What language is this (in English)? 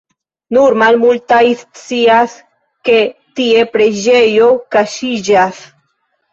Esperanto